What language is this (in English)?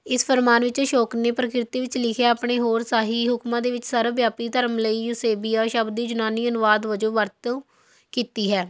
Punjabi